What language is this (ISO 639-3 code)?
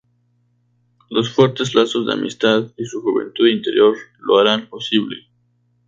spa